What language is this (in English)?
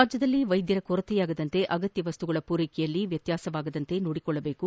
Kannada